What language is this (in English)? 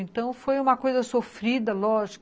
Portuguese